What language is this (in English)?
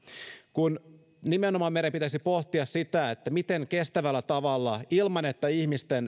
Finnish